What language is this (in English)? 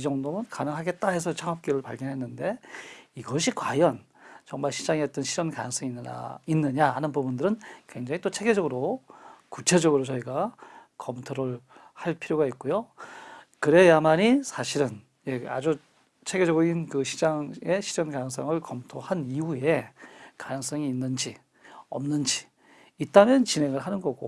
Korean